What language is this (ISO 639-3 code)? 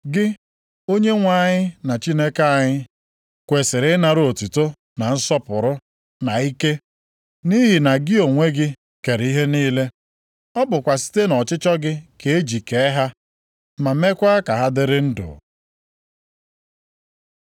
ibo